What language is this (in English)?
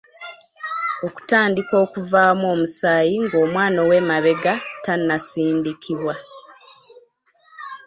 Ganda